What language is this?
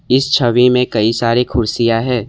Hindi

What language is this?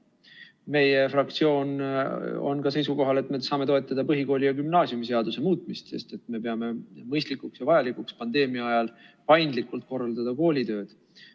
Estonian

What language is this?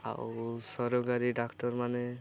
Odia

